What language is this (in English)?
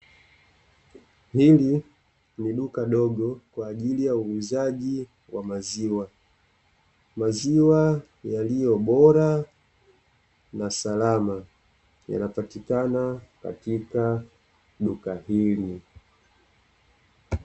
Swahili